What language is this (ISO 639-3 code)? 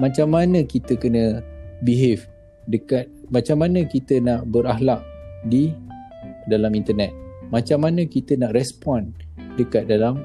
msa